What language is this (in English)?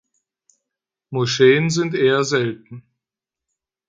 German